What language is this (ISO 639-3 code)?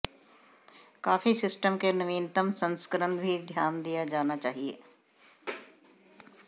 hin